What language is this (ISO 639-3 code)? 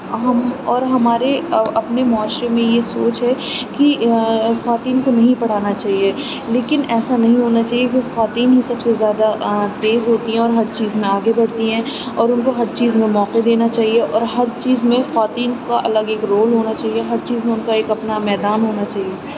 urd